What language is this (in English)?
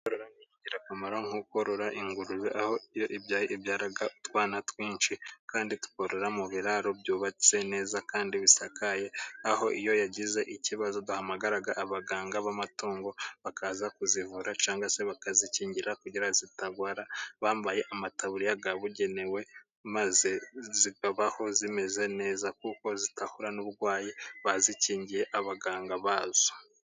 Kinyarwanda